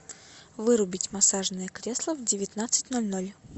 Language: Russian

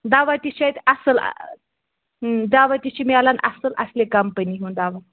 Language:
Kashmiri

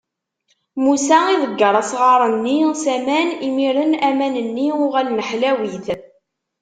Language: Kabyle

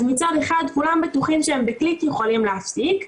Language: Hebrew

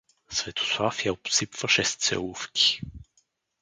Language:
Bulgarian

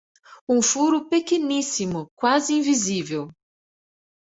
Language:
Portuguese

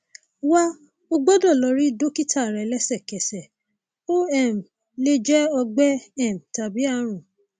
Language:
Yoruba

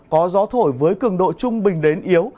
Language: Vietnamese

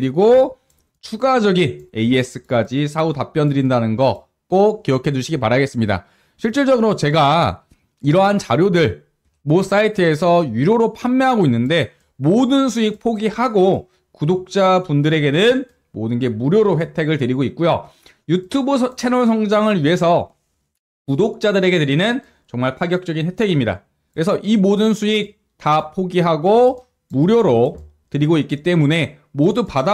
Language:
Korean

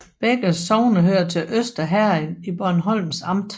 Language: Danish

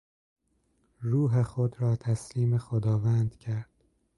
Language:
Persian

